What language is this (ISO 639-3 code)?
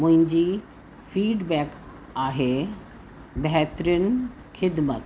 snd